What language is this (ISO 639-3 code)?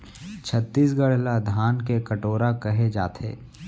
hne